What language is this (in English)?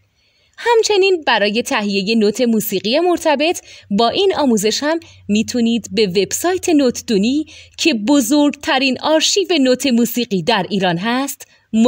Persian